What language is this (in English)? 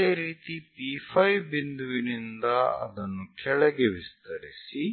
Kannada